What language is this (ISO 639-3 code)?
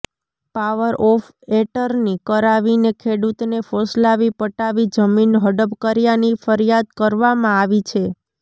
guj